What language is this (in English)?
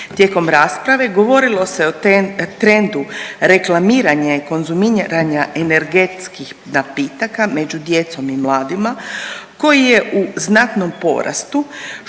Croatian